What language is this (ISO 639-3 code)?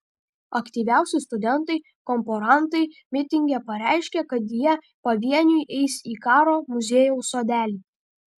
lit